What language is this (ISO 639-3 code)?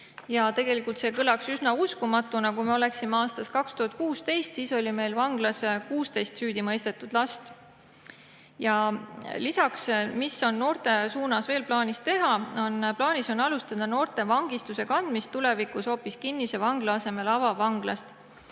est